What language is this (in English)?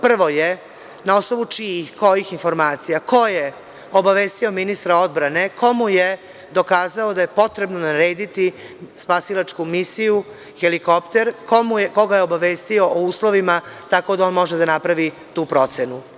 Serbian